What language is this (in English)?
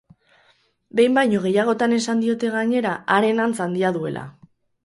Basque